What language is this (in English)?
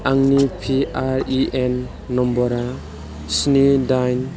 Bodo